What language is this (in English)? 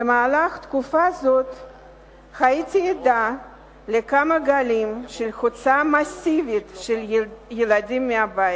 Hebrew